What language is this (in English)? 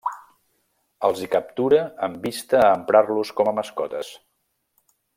Catalan